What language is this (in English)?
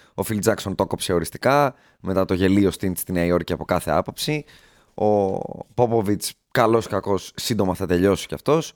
Greek